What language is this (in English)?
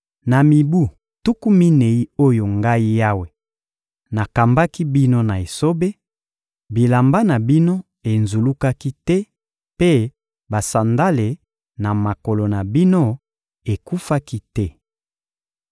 Lingala